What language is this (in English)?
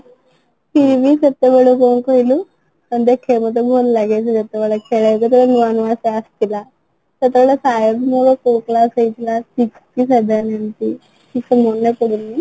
Odia